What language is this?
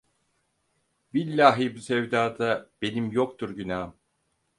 Turkish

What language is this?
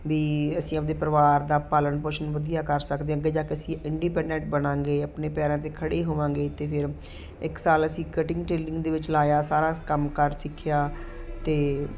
Punjabi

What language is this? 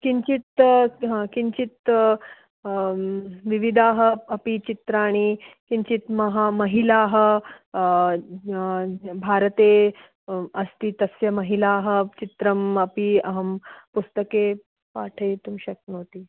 Sanskrit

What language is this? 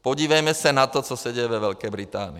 Czech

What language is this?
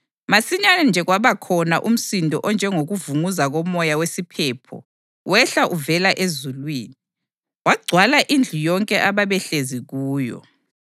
North Ndebele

